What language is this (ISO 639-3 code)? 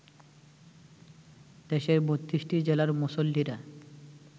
ben